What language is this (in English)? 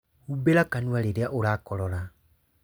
Kikuyu